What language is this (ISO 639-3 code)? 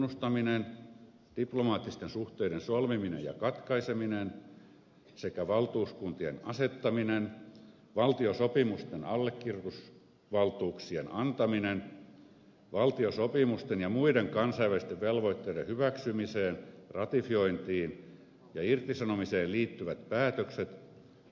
fin